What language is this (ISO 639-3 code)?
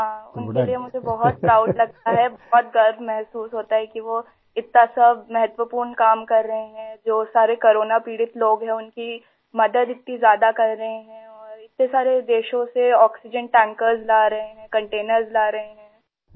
urd